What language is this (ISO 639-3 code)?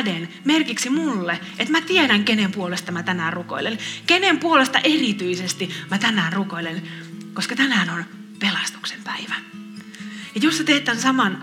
fin